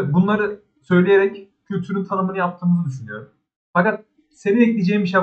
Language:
Turkish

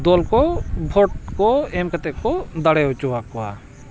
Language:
Santali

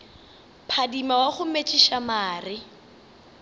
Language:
Northern Sotho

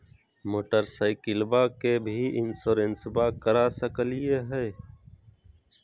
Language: Magahi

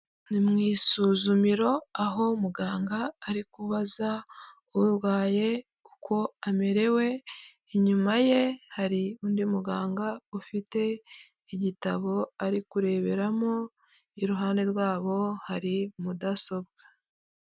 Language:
Kinyarwanda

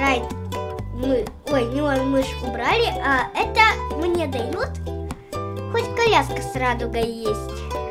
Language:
Russian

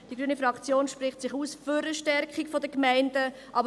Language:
Swiss German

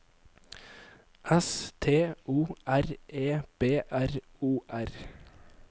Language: Norwegian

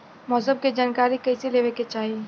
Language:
Bhojpuri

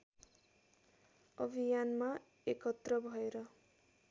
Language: Nepali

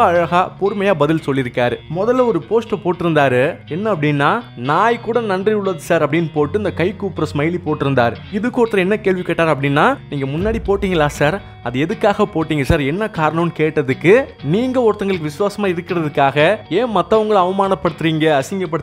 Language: Romanian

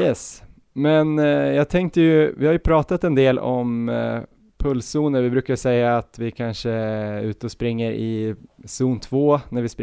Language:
Swedish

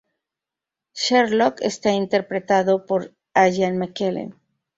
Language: Spanish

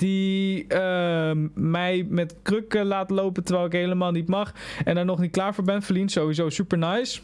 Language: Dutch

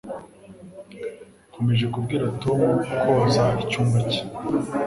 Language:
Kinyarwanda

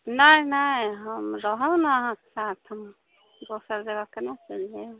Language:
Maithili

